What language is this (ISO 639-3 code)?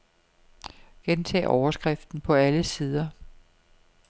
dan